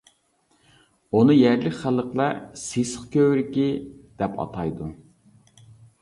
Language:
Uyghur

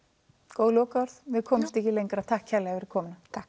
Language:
Icelandic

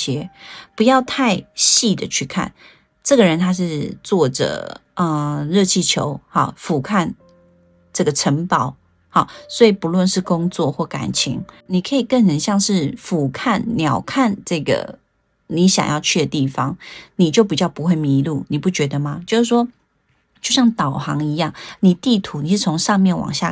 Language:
Chinese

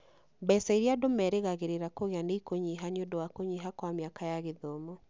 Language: Kikuyu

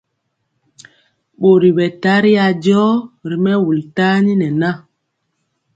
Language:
Mpiemo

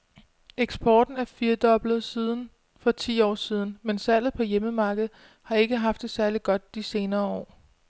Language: Danish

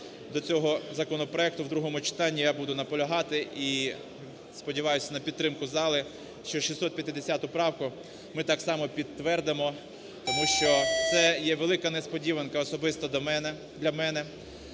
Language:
Ukrainian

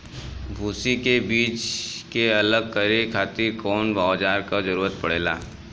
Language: Bhojpuri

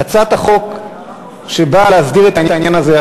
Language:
Hebrew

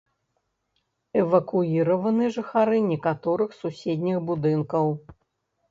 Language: Belarusian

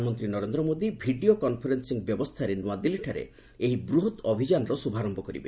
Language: Odia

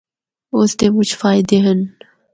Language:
Northern Hindko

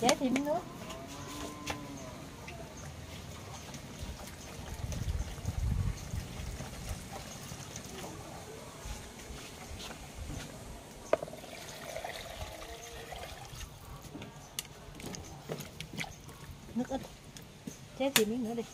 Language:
Vietnamese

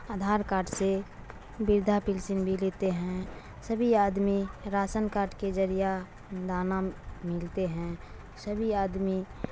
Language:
Urdu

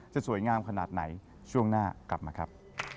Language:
Thai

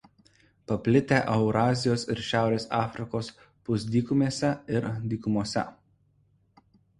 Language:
Lithuanian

